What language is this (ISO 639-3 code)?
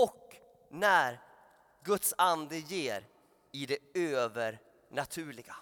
swe